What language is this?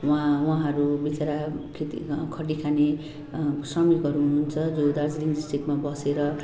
Nepali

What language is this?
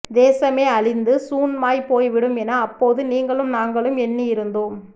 Tamil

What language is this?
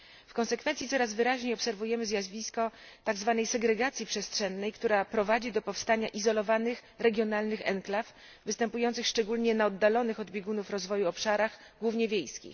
Polish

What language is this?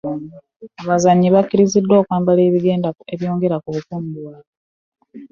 Ganda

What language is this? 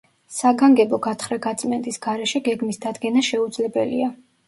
Georgian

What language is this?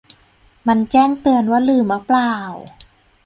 Thai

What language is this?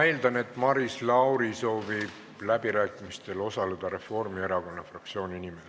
Estonian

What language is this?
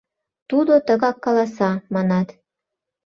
Mari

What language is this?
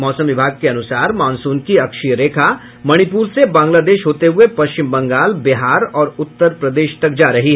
Hindi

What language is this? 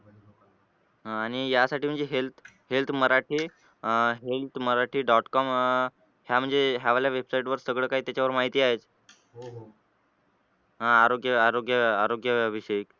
Marathi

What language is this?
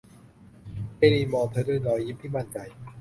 Thai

